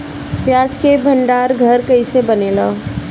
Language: Bhojpuri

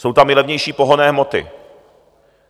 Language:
Czech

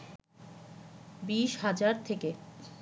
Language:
Bangla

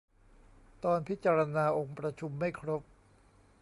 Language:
Thai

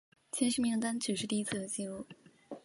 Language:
Chinese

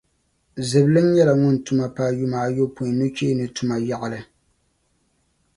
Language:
Dagbani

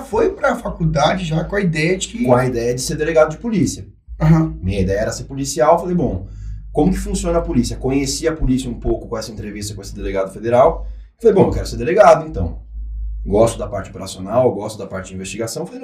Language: Portuguese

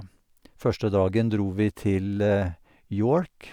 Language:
Norwegian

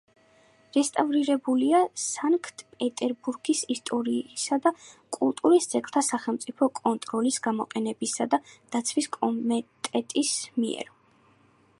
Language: Georgian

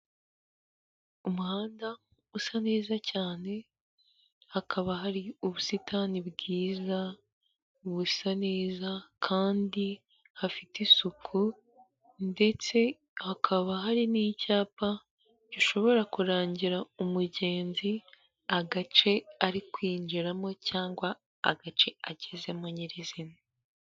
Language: Kinyarwanda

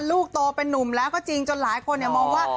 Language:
Thai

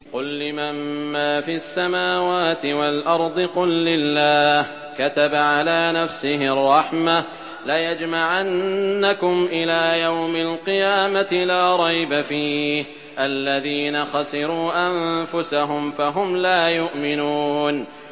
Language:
Arabic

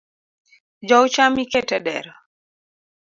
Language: Luo (Kenya and Tanzania)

